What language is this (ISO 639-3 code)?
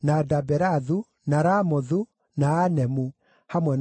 kik